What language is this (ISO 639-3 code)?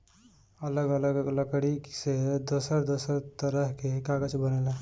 bho